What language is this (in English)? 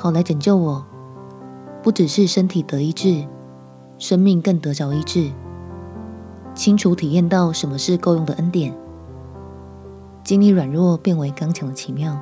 Chinese